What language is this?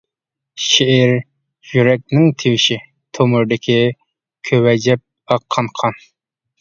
Uyghur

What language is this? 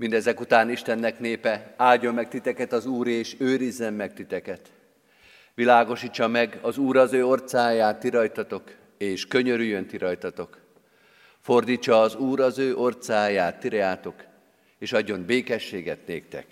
Hungarian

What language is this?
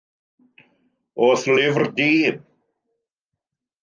Welsh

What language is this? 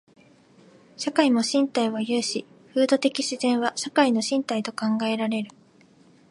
Japanese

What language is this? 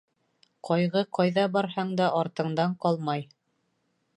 Bashkir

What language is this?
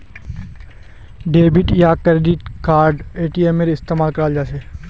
Magahi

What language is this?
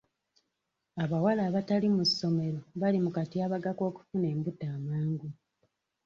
Ganda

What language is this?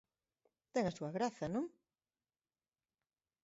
Galician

